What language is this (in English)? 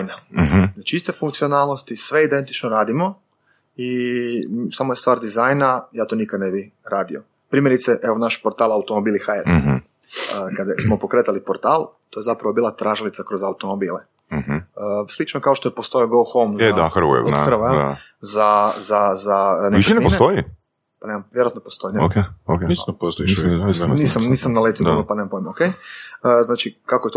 Croatian